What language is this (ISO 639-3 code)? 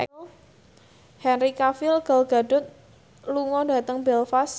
jav